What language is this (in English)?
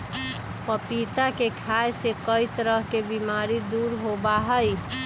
Magahi